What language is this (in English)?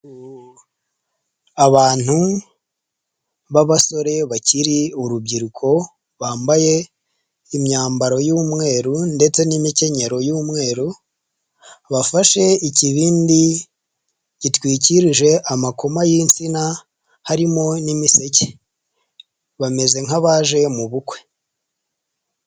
Kinyarwanda